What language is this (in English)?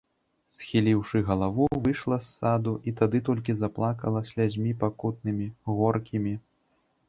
Belarusian